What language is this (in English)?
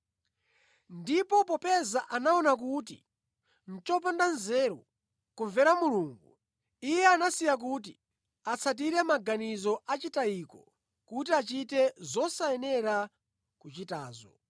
Nyanja